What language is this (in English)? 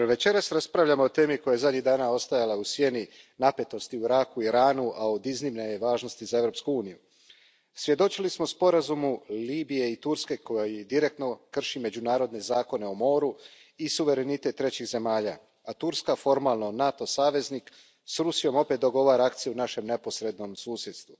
Croatian